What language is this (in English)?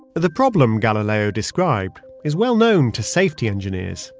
English